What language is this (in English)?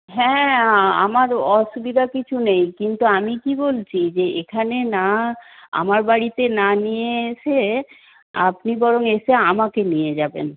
Bangla